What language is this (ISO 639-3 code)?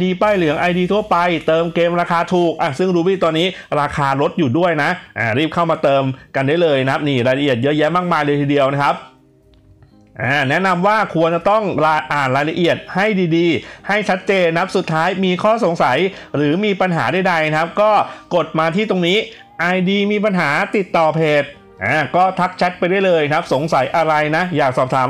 tha